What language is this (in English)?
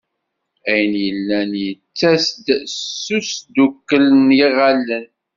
Kabyle